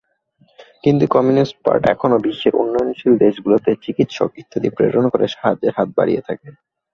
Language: Bangla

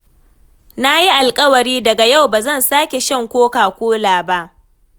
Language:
Hausa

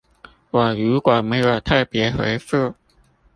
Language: Chinese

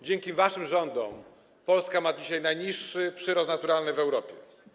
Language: Polish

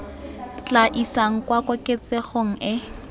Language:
Tswana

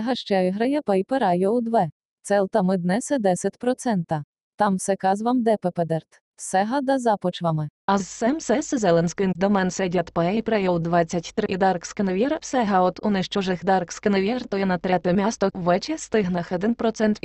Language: Bulgarian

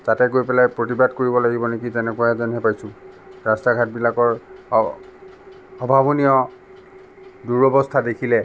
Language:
Assamese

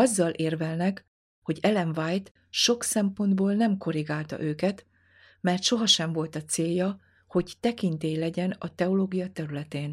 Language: Hungarian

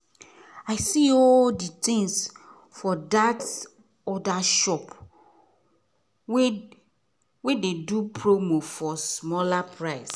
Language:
Nigerian Pidgin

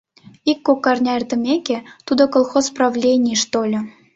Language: Mari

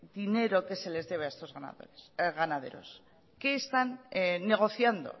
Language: Spanish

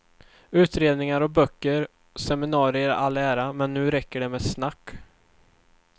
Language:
Swedish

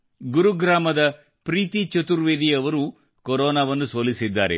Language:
Kannada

